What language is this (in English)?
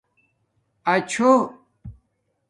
Domaaki